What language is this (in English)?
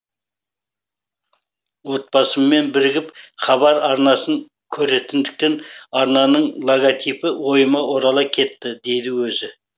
Kazakh